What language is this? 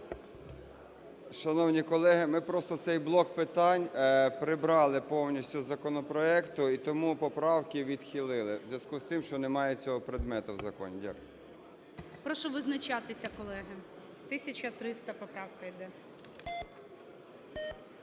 Ukrainian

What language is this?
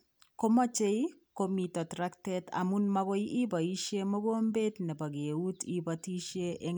Kalenjin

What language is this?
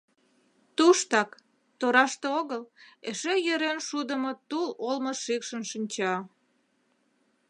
Mari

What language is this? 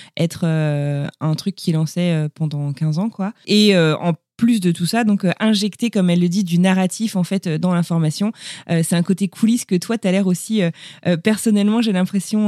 French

